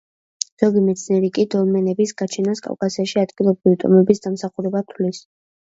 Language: Georgian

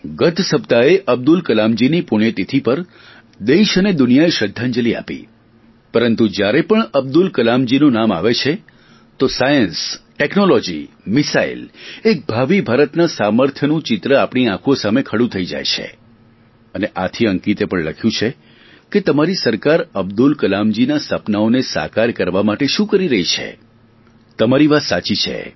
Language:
Gujarati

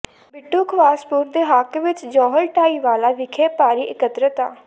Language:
Punjabi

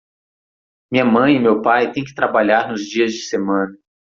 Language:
Portuguese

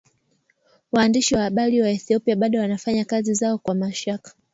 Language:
Swahili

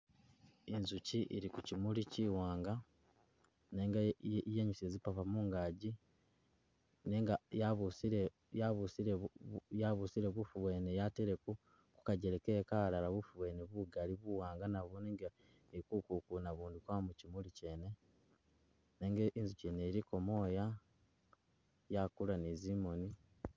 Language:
Masaaba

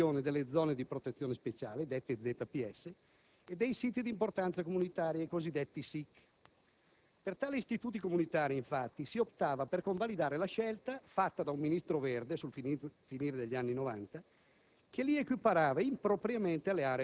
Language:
Italian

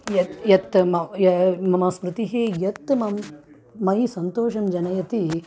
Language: Sanskrit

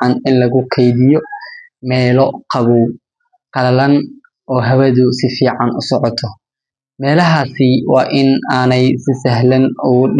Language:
Somali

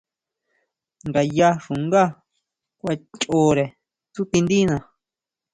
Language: Huautla Mazatec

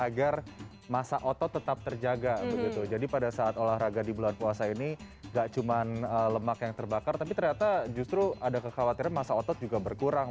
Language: Indonesian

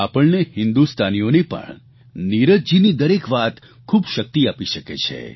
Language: Gujarati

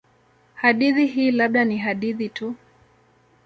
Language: Swahili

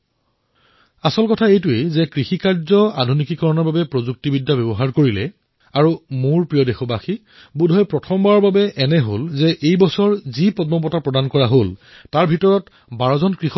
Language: Assamese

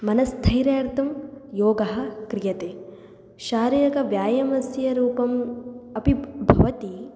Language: Sanskrit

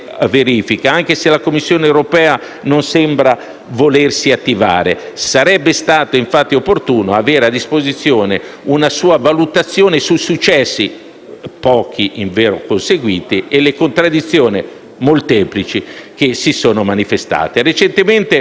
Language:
Italian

